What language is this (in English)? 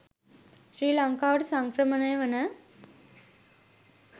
Sinhala